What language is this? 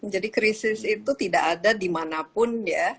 Indonesian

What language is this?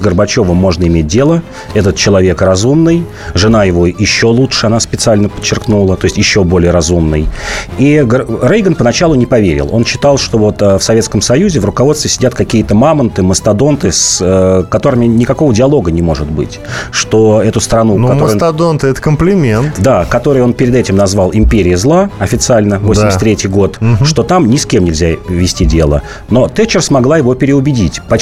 Russian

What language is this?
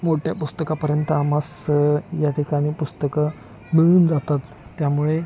Marathi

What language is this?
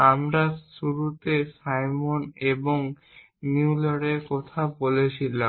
Bangla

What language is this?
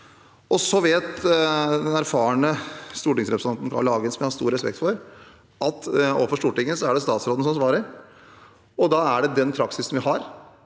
Norwegian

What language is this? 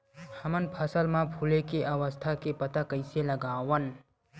Chhattisgarhi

